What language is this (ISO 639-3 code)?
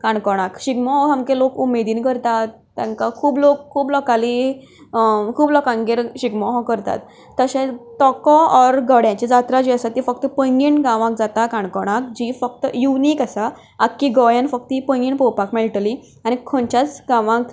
kok